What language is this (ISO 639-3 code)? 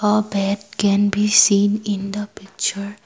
eng